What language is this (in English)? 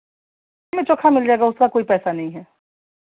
Hindi